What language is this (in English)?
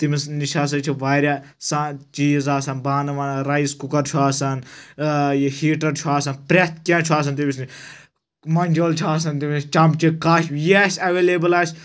Kashmiri